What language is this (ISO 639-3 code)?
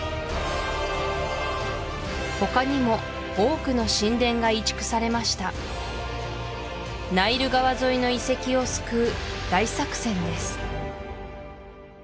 jpn